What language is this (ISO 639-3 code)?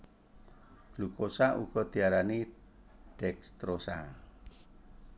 jav